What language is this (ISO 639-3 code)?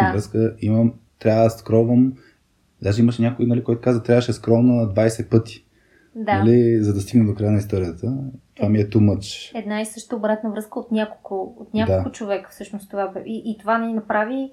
bul